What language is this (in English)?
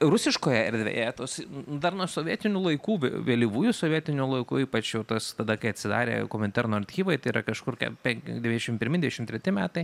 Lithuanian